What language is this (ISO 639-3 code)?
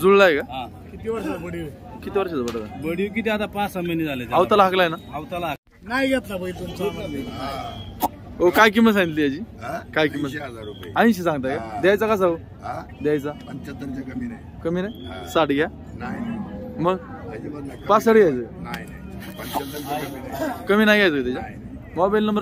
tur